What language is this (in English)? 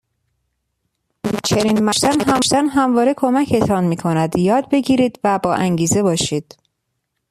Persian